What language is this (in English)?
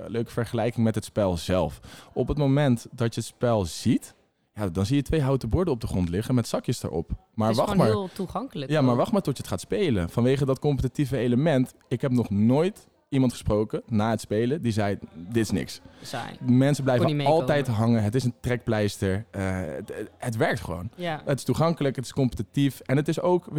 Dutch